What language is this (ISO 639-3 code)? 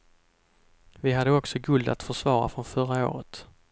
swe